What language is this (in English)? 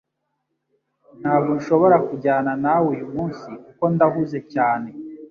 Kinyarwanda